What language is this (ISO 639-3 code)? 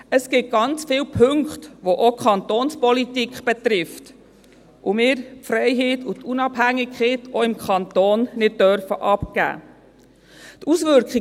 gsw